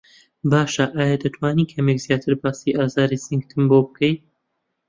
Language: Central Kurdish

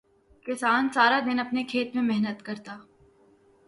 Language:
Urdu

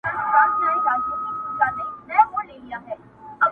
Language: Pashto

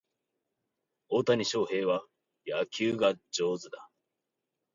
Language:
Japanese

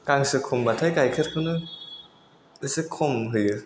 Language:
Bodo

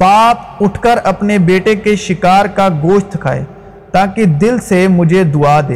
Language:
Urdu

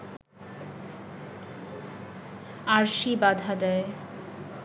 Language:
Bangla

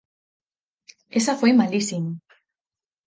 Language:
Galician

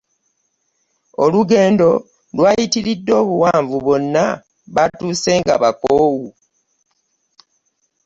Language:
Ganda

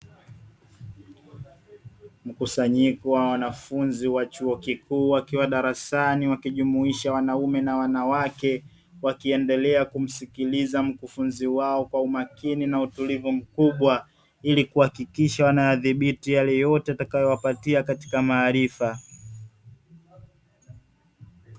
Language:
Swahili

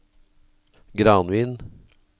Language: Norwegian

